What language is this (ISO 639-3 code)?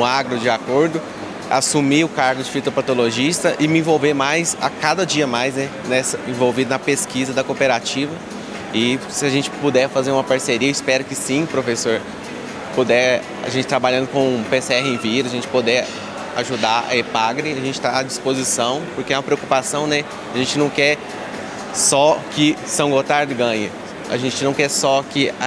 por